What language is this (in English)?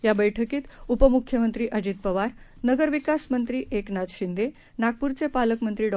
Marathi